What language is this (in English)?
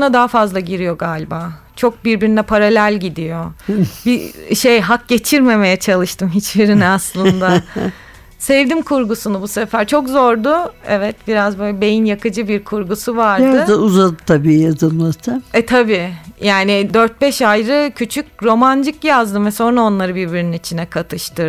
Turkish